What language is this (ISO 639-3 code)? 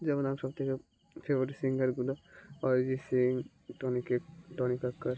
ben